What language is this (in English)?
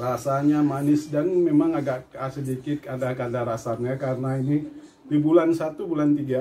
Indonesian